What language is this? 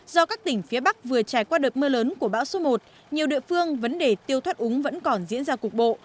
Vietnamese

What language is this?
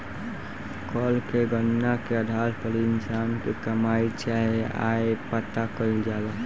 Bhojpuri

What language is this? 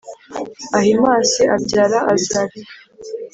Kinyarwanda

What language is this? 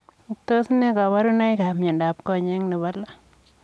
Kalenjin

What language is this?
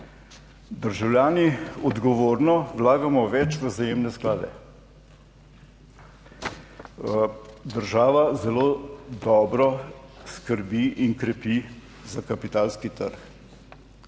Slovenian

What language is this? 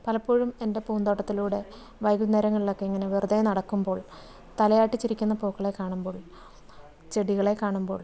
Malayalam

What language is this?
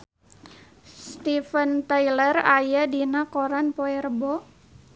Sundanese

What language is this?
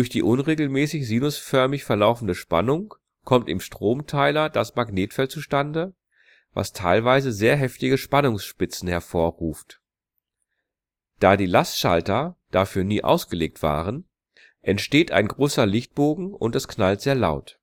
German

